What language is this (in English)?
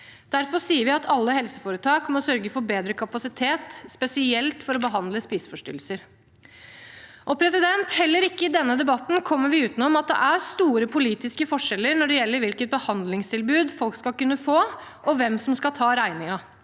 Norwegian